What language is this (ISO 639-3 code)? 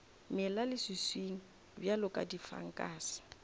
nso